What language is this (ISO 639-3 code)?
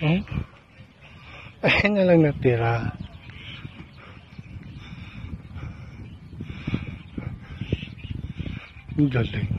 fil